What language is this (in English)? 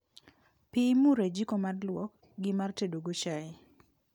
Luo (Kenya and Tanzania)